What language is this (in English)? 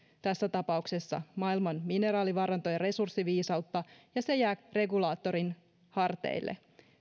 Finnish